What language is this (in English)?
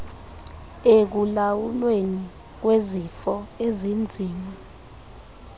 Xhosa